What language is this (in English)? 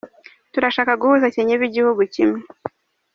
Kinyarwanda